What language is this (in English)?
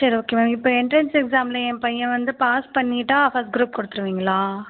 Tamil